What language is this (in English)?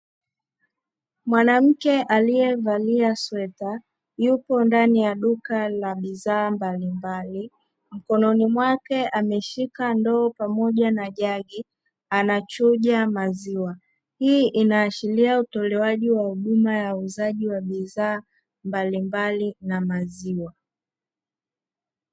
Swahili